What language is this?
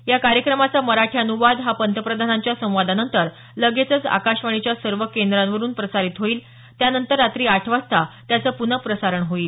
Marathi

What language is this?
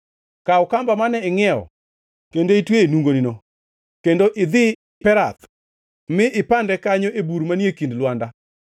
Luo (Kenya and Tanzania)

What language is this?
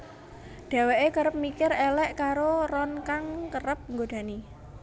Javanese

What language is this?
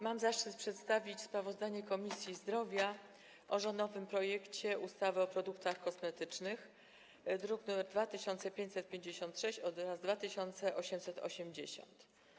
Polish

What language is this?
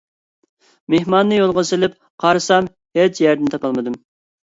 Uyghur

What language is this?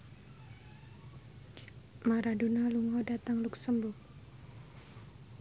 Javanese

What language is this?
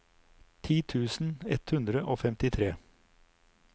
Norwegian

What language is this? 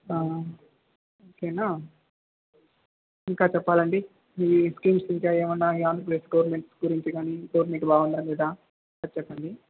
Telugu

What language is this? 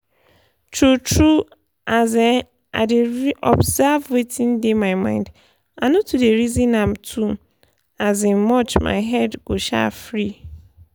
Nigerian Pidgin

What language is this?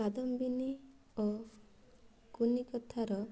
Odia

